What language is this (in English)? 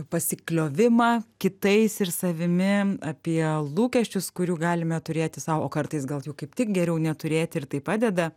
Lithuanian